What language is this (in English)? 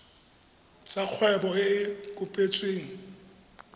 Tswana